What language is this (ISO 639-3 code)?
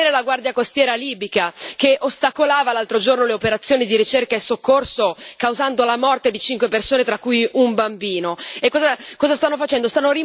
ita